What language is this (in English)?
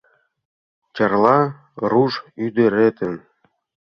Mari